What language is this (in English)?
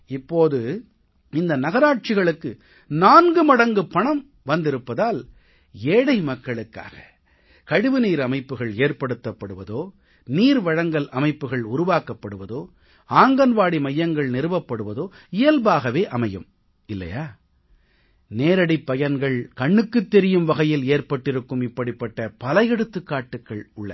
Tamil